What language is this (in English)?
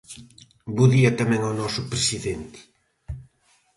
Galician